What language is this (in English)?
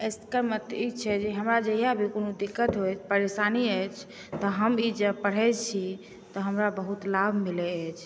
Maithili